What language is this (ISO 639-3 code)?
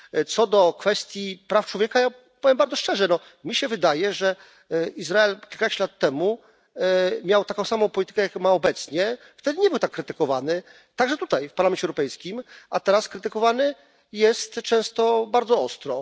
pol